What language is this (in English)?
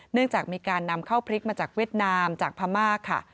Thai